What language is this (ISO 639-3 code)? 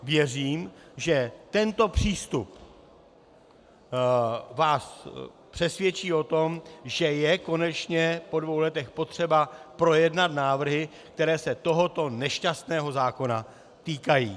ces